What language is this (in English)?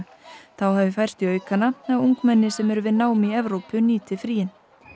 Icelandic